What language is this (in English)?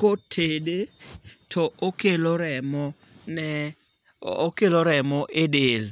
Luo (Kenya and Tanzania)